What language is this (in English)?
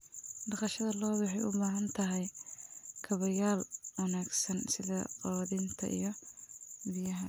Somali